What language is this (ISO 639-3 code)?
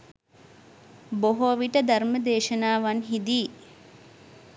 sin